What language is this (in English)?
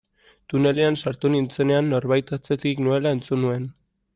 Basque